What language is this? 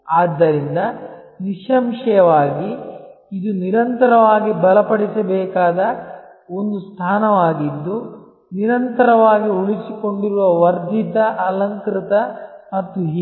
Kannada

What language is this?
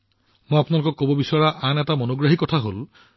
Assamese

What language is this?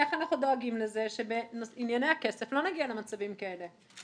Hebrew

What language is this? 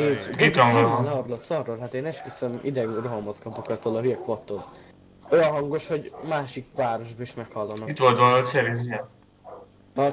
Hungarian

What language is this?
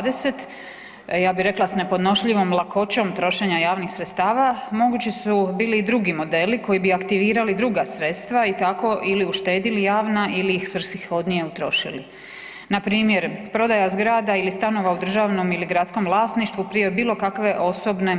Croatian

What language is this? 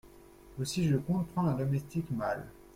French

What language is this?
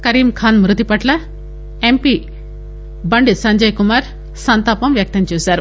Telugu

